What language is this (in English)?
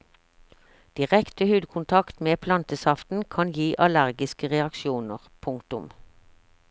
Norwegian